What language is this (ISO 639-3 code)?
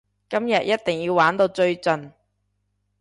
yue